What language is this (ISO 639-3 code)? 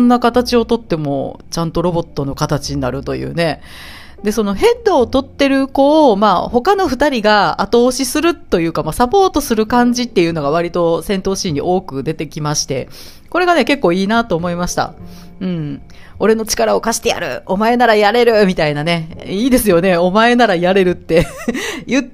jpn